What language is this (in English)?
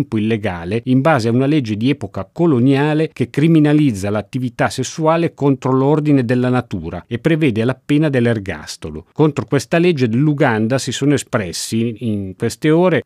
Italian